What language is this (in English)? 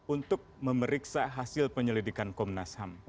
Indonesian